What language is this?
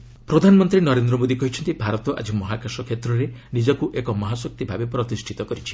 Odia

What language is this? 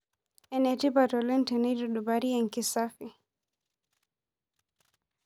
Masai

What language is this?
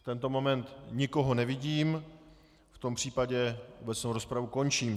Czech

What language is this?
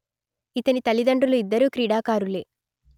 Telugu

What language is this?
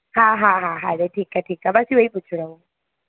Sindhi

